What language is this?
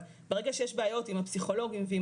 Hebrew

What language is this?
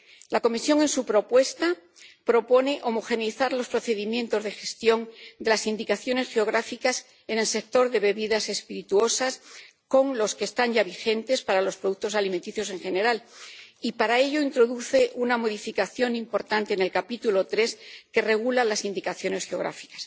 Spanish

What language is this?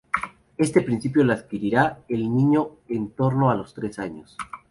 Spanish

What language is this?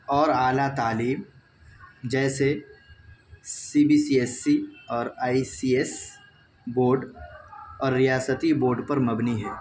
Urdu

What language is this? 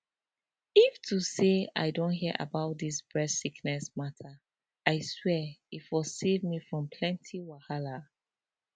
Nigerian Pidgin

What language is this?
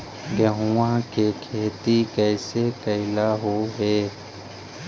Magahi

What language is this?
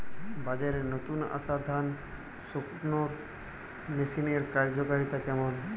Bangla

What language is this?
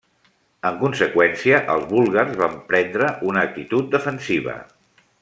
Catalan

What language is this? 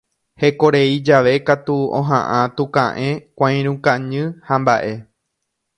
Guarani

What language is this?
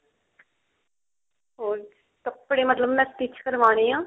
Punjabi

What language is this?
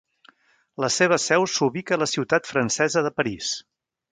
Catalan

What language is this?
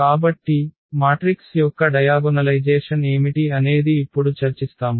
Telugu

